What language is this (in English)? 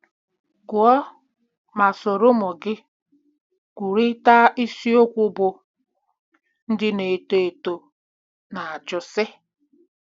Igbo